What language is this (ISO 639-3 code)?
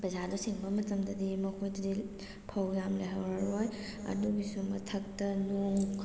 mni